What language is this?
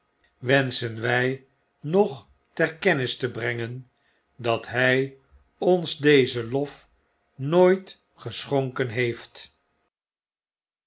Dutch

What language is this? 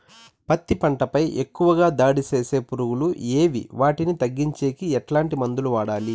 Telugu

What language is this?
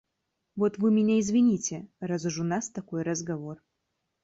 Russian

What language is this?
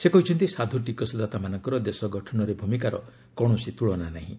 Odia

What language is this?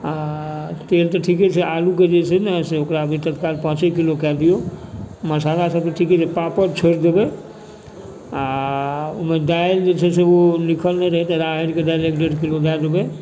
Maithili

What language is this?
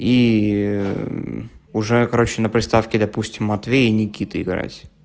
Russian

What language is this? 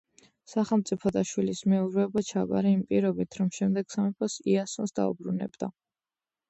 Georgian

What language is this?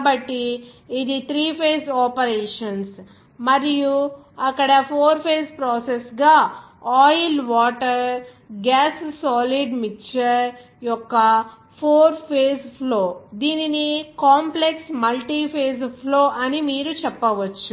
Telugu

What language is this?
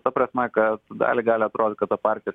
Lithuanian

